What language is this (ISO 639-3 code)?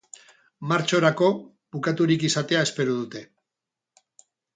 eus